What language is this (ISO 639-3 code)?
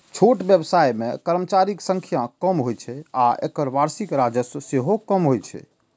mai